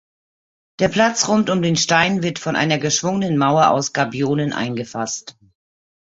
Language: German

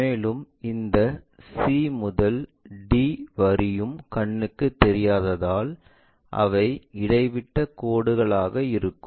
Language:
Tamil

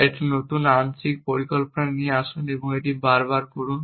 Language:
Bangla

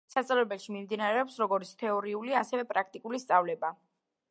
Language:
Georgian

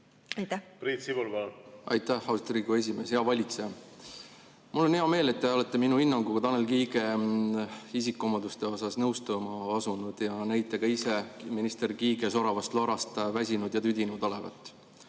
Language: Estonian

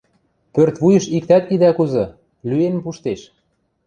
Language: Western Mari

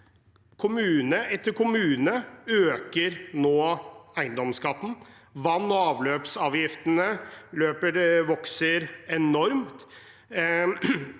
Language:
Norwegian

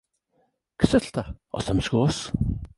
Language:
Welsh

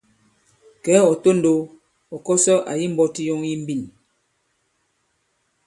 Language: Bankon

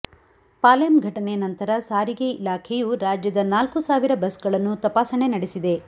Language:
Kannada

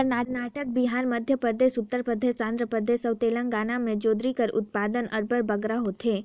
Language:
Chhattisgarhi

